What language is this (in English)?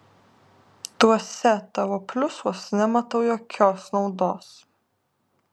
Lithuanian